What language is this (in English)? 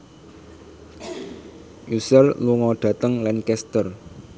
Javanese